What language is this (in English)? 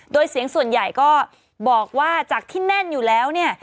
Thai